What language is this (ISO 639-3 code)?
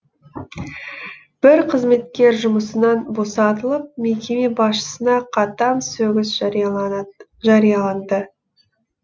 kaz